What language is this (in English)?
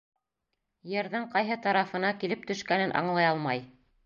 Bashkir